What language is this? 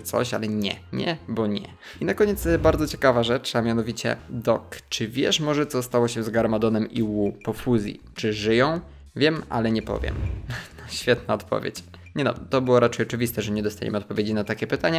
Polish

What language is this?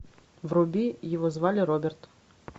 Russian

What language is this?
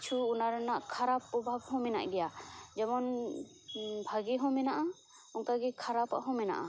Santali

